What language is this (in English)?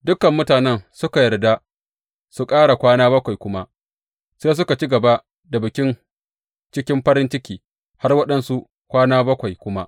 Hausa